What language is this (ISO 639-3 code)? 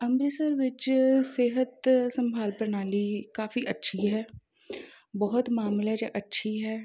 pan